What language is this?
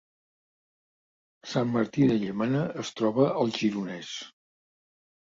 Catalan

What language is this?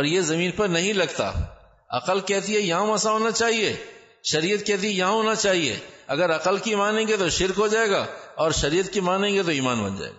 Urdu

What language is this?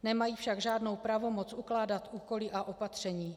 Czech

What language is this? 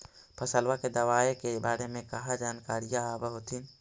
Magahi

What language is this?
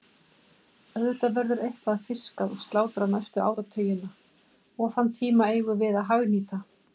Icelandic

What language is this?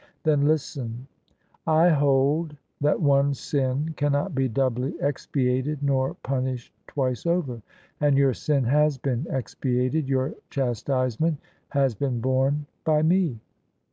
English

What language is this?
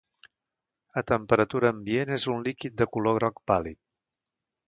Catalan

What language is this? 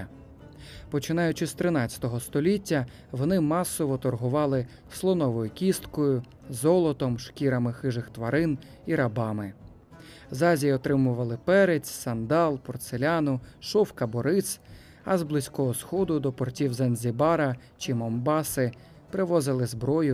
Ukrainian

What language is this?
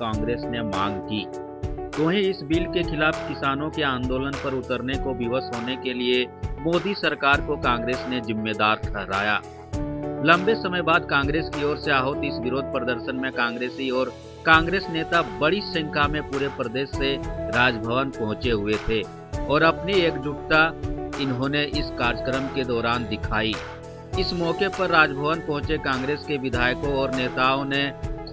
Hindi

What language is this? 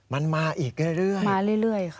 Thai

